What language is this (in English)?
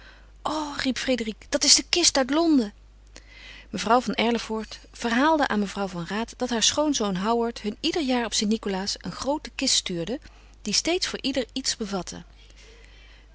Dutch